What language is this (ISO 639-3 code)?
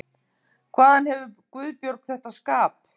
isl